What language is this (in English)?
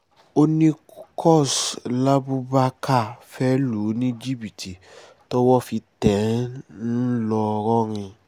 Yoruba